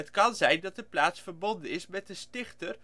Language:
Dutch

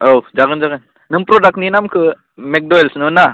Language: Bodo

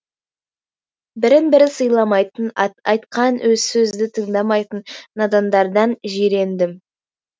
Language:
Kazakh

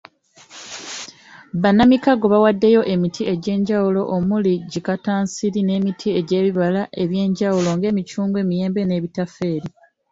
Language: Ganda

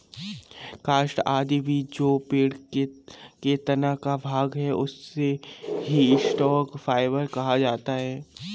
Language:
Hindi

